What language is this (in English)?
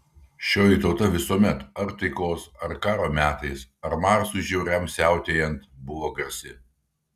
Lithuanian